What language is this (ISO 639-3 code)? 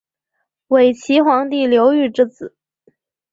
zho